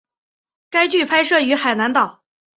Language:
Chinese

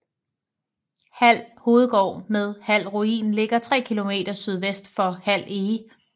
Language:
Danish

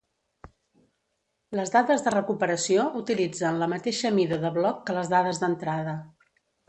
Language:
Catalan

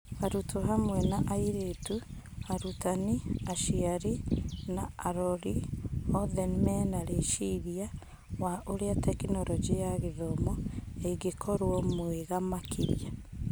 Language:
Kikuyu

